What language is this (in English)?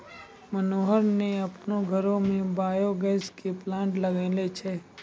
Maithili